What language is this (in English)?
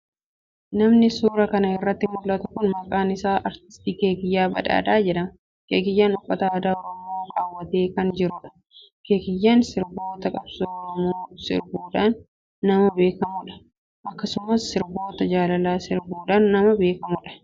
Oromo